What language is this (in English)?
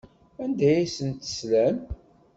Kabyle